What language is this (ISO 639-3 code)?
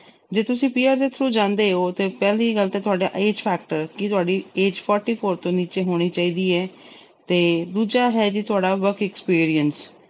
pan